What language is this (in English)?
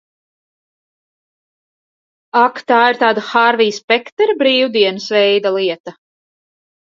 Latvian